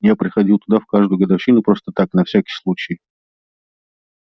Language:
Russian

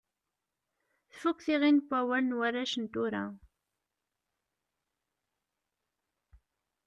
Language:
Kabyle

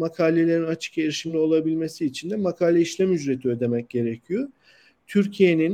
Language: Turkish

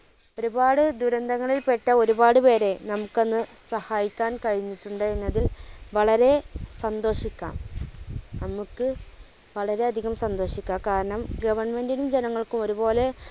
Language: Malayalam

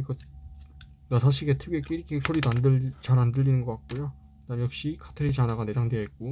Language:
Korean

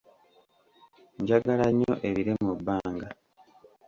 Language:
Ganda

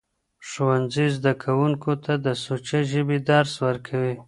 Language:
Pashto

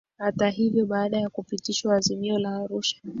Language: Swahili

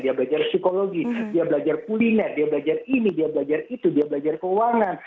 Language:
Indonesian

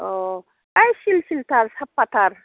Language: Bodo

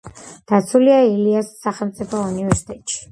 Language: Georgian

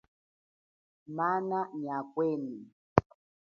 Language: Chokwe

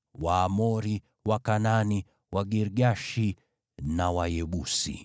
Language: Swahili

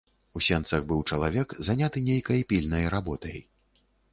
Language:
Belarusian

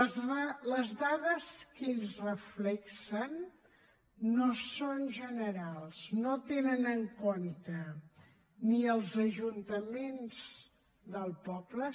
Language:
Catalan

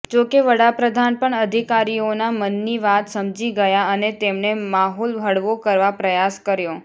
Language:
Gujarati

